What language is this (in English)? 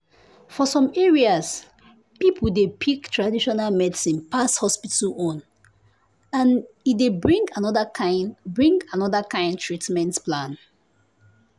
Nigerian Pidgin